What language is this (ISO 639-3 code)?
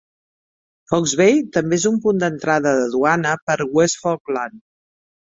cat